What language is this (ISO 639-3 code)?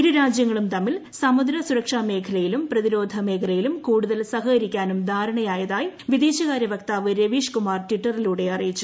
mal